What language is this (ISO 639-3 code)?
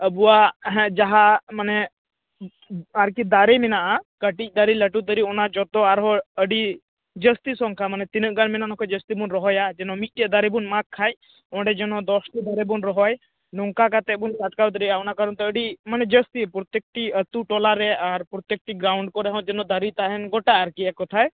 sat